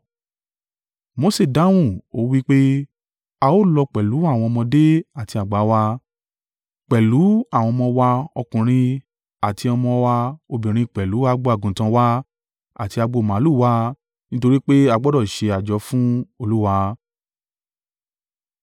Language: Yoruba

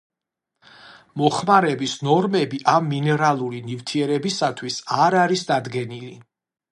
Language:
Georgian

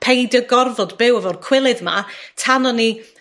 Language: Welsh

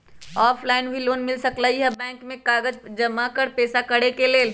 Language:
Magahi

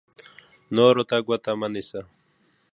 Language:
Pashto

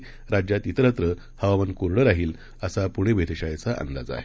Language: Marathi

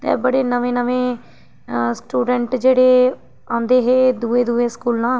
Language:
Dogri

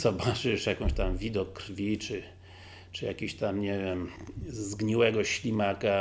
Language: Polish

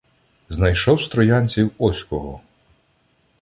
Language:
Ukrainian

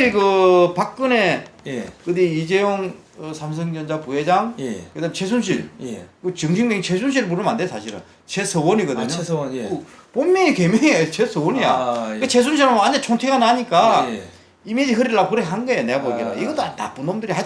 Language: Korean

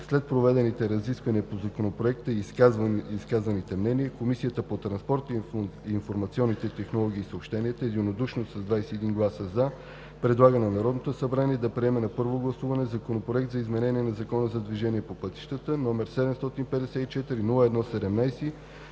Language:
Bulgarian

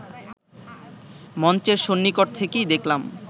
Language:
Bangla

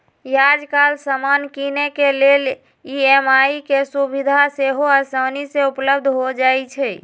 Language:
Magahi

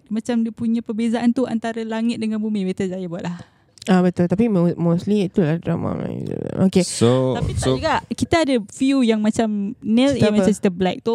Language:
Malay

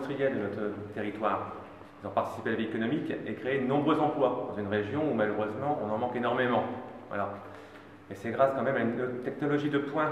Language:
French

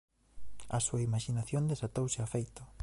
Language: Galician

